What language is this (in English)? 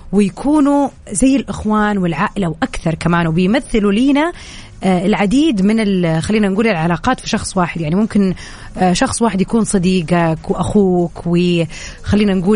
Arabic